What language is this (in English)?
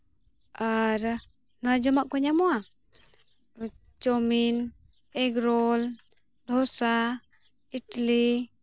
Santali